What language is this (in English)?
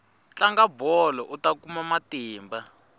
Tsonga